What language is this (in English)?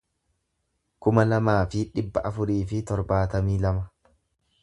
Oromo